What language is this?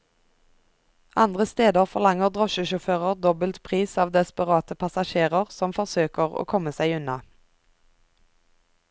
Norwegian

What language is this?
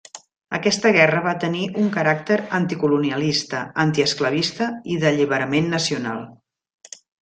Catalan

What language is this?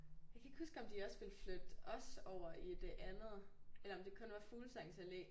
Danish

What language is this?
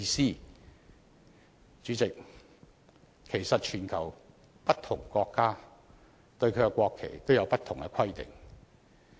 Cantonese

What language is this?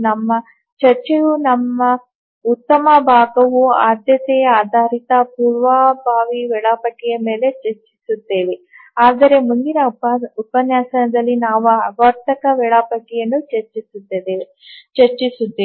Kannada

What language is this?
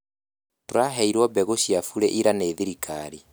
Kikuyu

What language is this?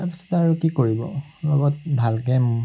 Assamese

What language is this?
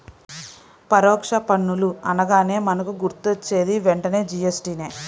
Telugu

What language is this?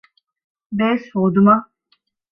Divehi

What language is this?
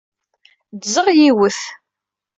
Kabyle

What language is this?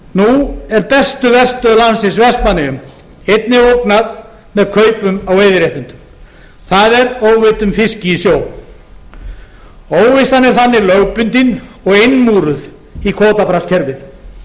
Icelandic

